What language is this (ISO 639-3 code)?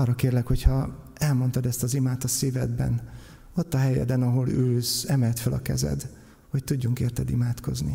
hun